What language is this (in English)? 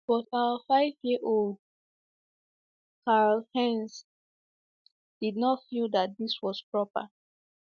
Igbo